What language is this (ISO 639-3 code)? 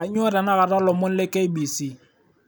mas